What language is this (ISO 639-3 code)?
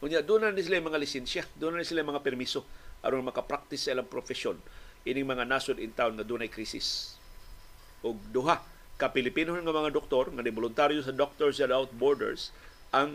fil